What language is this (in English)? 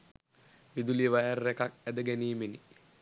Sinhala